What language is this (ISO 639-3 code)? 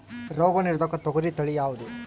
kan